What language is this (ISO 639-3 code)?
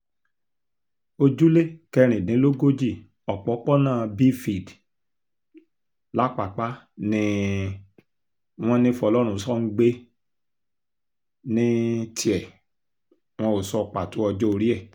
yor